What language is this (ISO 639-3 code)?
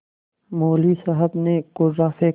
hin